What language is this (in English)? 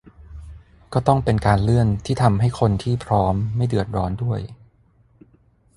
Thai